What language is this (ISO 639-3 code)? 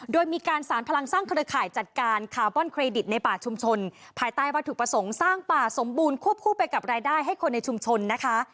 tha